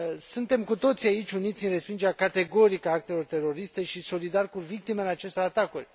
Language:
Romanian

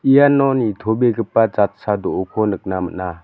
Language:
Garo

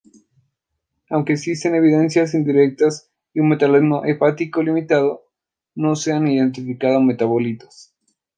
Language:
Spanish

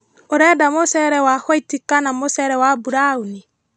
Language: Kikuyu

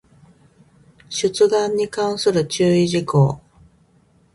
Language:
Japanese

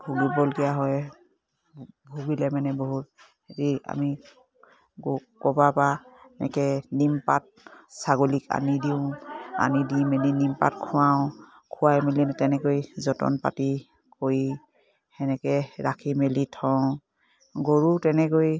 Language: Assamese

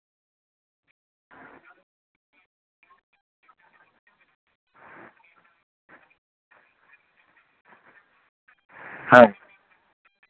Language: Santali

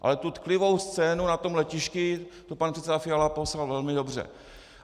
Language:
Czech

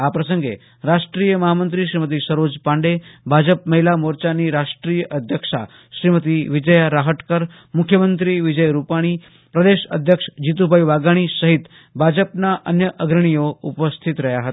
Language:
Gujarati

